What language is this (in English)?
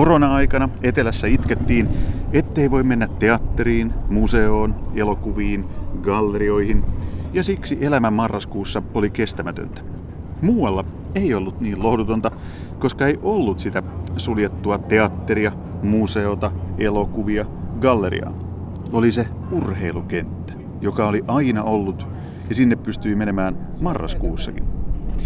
Finnish